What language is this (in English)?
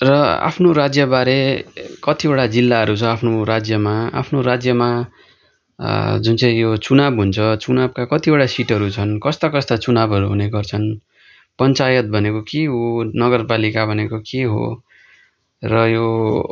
Nepali